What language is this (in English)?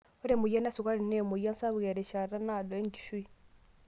Masai